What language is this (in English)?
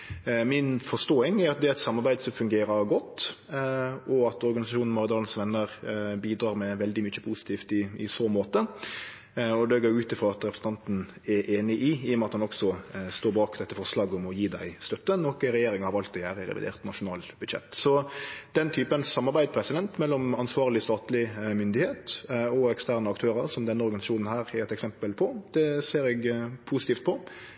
Norwegian Nynorsk